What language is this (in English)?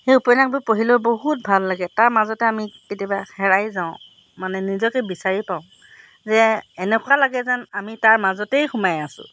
Assamese